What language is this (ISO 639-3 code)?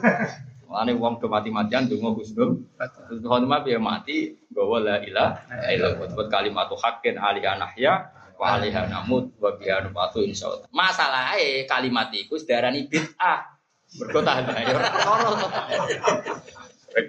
msa